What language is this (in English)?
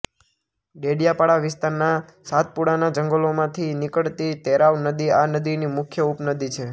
Gujarati